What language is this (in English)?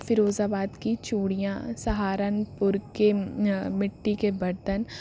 Urdu